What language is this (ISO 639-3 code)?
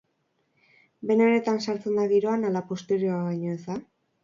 eus